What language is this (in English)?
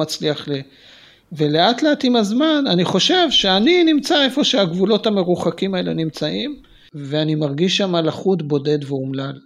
Hebrew